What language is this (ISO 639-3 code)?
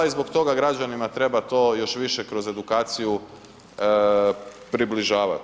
hrv